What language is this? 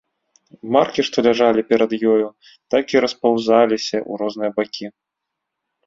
Belarusian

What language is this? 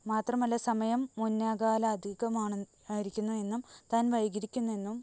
Malayalam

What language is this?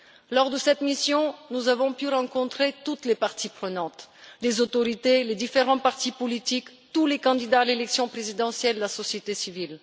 French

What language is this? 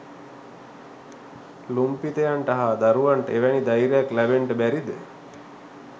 Sinhala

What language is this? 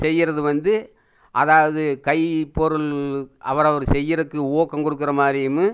Tamil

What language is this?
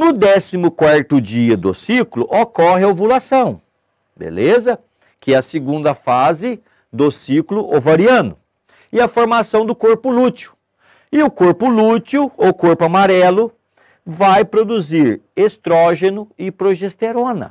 Portuguese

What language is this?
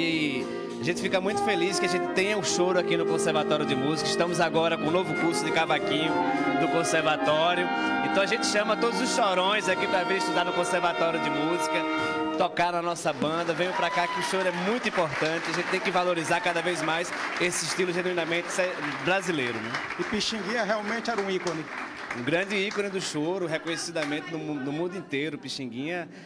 Portuguese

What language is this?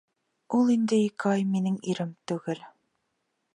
Bashkir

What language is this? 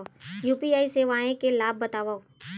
Chhattisgarhi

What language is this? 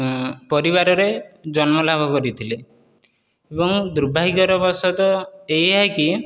Odia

